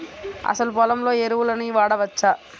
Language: Telugu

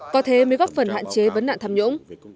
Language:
Vietnamese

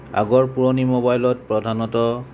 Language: Assamese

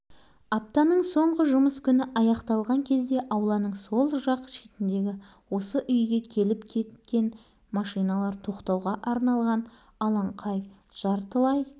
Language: Kazakh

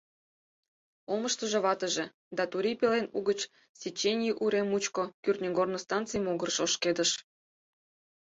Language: Mari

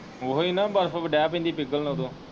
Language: Punjabi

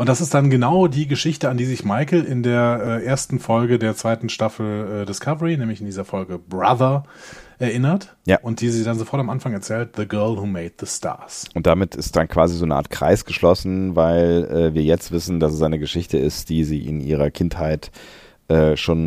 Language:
German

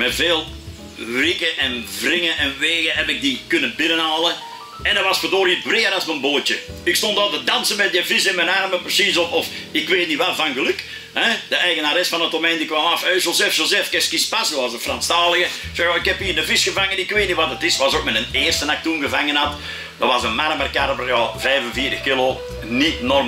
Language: Dutch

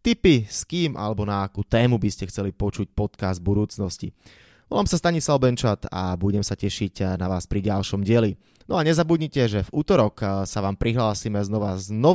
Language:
Slovak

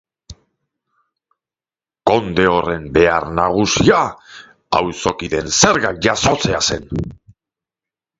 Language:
Basque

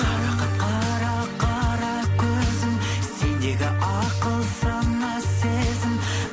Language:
Kazakh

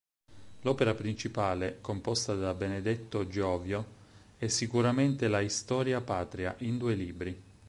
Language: Italian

